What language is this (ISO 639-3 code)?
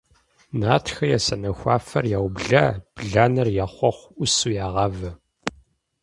kbd